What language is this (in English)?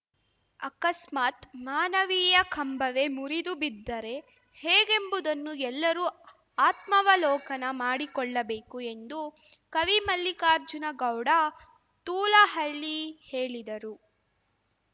Kannada